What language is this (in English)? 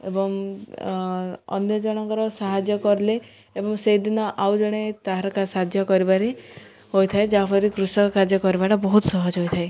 Odia